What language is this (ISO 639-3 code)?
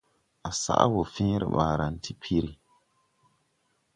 tui